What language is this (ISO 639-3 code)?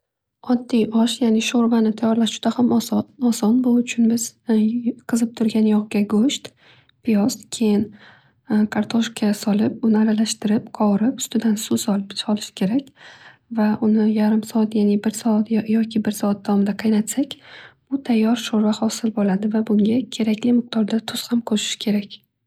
uzb